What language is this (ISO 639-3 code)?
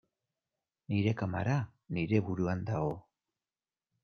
eus